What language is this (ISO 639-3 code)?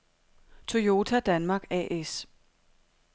dan